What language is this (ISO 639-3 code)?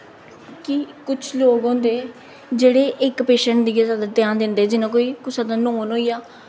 doi